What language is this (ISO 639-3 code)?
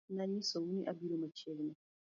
luo